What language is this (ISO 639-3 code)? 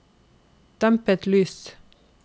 nor